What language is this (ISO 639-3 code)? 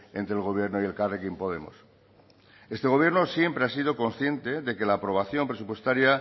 spa